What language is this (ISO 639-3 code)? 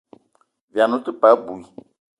eto